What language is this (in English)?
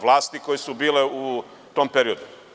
Serbian